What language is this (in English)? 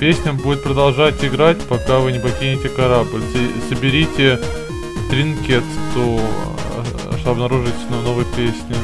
Russian